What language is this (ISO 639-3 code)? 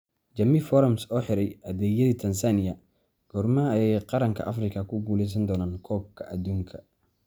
som